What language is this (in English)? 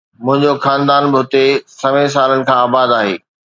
Sindhi